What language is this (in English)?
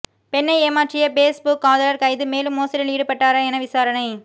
Tamil